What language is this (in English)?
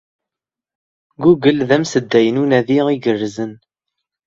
Kabyle